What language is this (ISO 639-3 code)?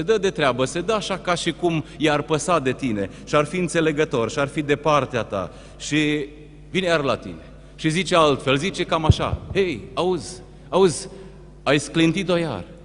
ron